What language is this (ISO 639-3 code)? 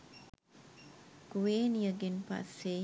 sin